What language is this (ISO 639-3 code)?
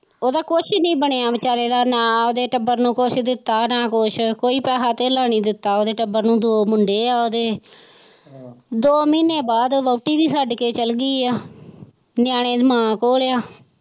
pan